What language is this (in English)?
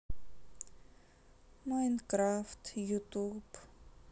Russian